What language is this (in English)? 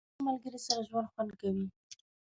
Pashto